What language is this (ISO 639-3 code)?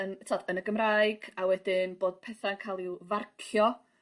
cym